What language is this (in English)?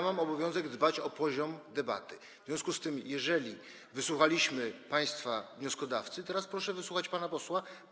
Polish